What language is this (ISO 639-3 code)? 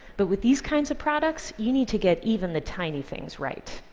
eng